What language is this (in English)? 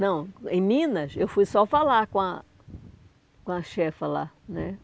Portuguese